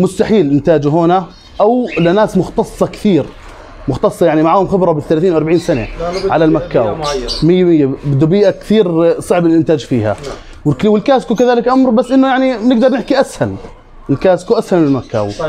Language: Arabic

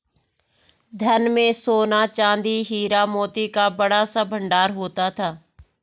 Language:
Hindi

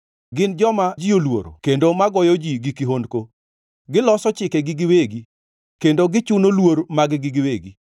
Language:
Luo (Kenya and Tanzania)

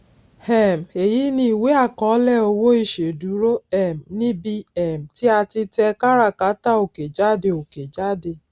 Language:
Yoruba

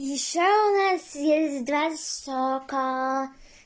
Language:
Russian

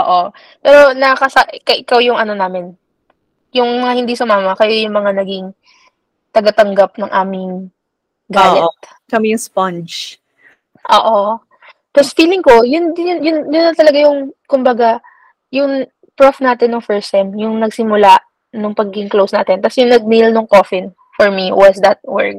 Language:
Filipino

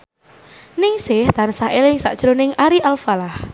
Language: Javanese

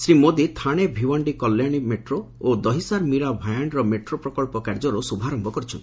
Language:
Odia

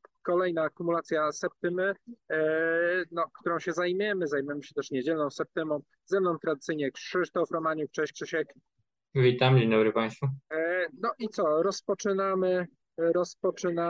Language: Polish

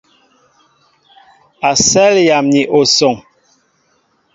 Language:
Mbo (Cameroon)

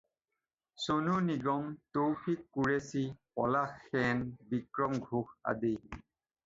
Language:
Assamese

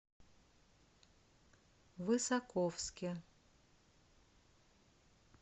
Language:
Russian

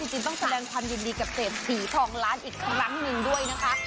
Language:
Thai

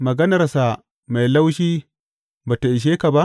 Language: Hausa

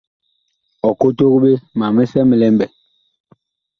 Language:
Bakoko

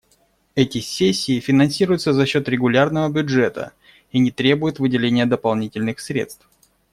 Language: Russian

